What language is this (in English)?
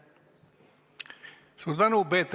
Estonian